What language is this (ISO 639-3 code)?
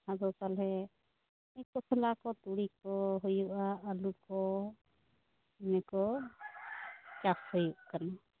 sat